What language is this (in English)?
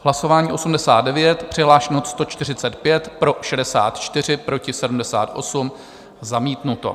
Czech